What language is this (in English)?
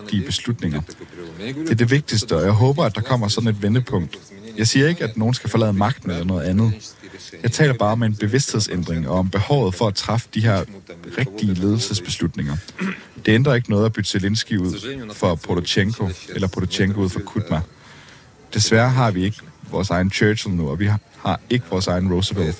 Danish